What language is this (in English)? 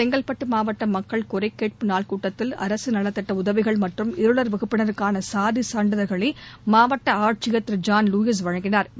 Tamil